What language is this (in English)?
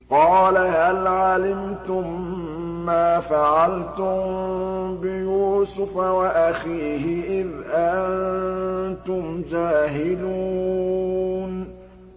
Arabic